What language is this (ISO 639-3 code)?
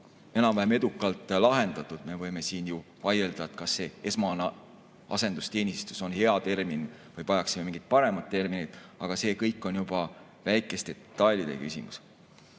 est